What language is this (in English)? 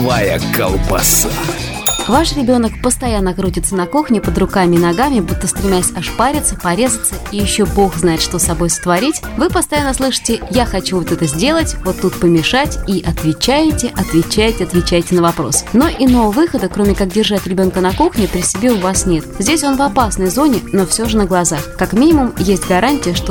Russian